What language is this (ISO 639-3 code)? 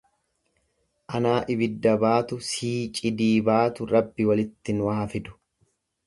orm